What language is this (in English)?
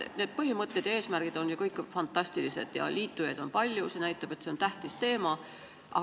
Estonian